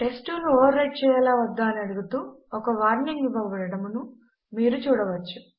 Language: Telugu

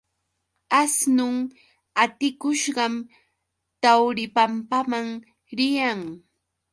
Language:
Yauyos Quechua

